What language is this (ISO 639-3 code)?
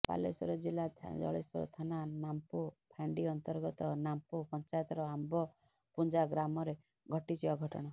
ori